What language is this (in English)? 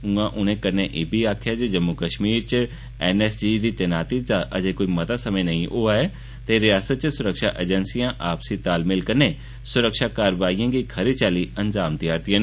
Dogri